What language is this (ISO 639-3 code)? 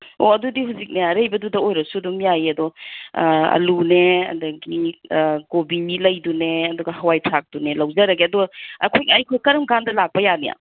mni